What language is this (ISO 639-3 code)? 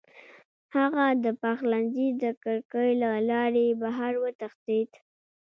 pus